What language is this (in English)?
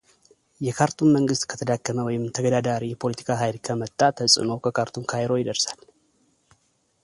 Amharic